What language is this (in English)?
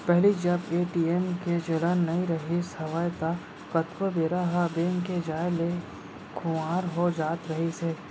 Chhattisgarhi